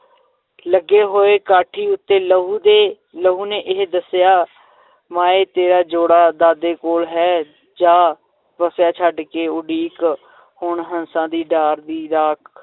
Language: Punjabi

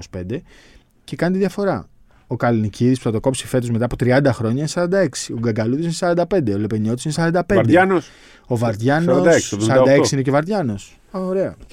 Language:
Greek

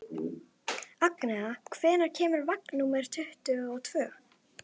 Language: Icelandic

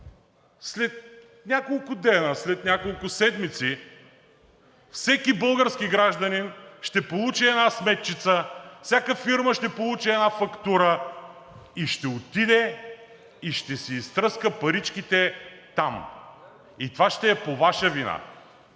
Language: Bulgarian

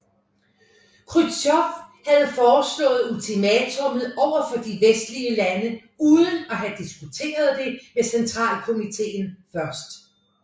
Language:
Danish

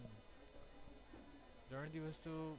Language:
Gujarati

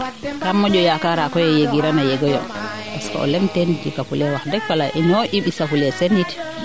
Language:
Serer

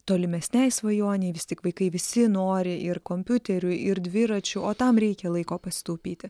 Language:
Lithuanian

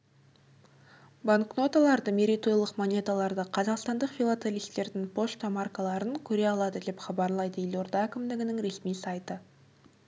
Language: Kazakh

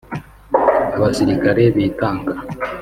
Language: Kinyarwanda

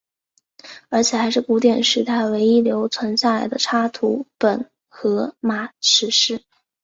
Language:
Chinese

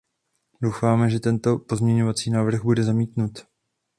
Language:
Czech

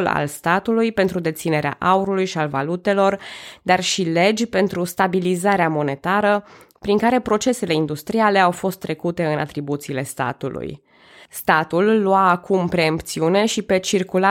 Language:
Romanian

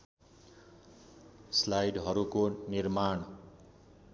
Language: Nepali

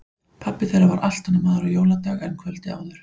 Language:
Icelandic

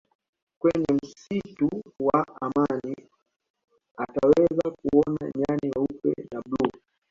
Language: Swahili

